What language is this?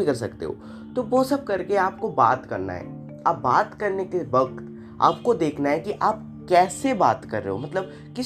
Hindi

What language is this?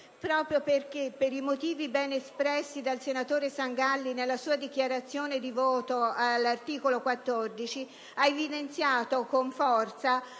Italian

